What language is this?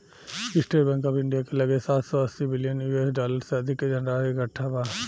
Bhojpuri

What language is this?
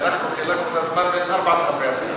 Hebrew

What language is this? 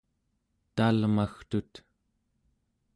Central Yupik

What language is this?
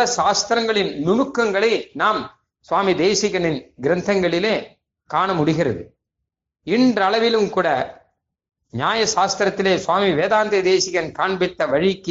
Tamil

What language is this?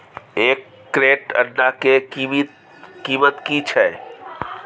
Maithili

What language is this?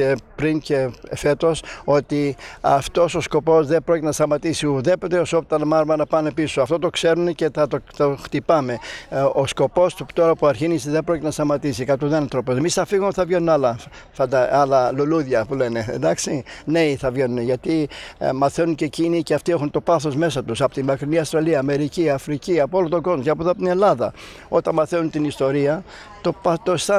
Greek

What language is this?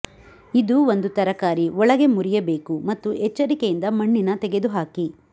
Kannada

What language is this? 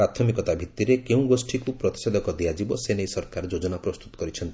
Odia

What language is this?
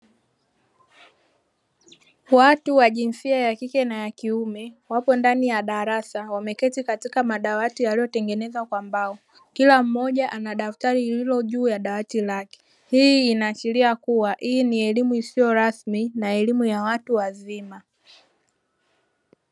Swahili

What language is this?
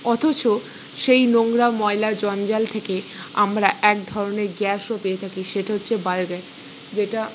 Bangla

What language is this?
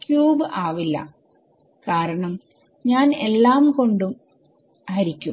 Malayalam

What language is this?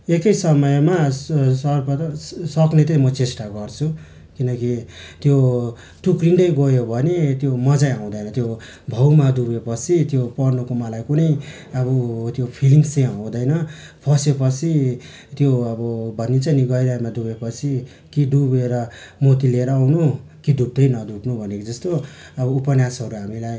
Nepali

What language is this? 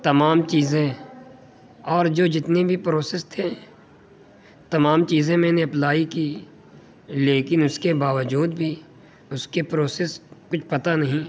Urdu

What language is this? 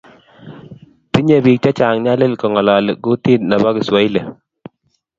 Kalenjin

